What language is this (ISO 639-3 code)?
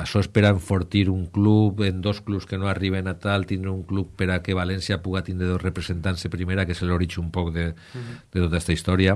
spa